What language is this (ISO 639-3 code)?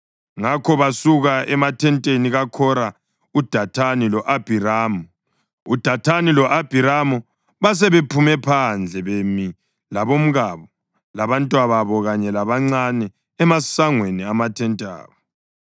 nde